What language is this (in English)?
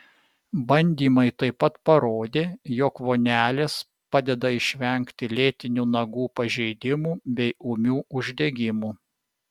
Lithuanian